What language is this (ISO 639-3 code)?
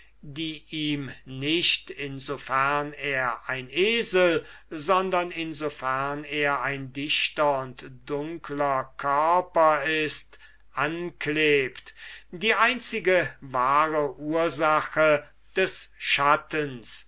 deu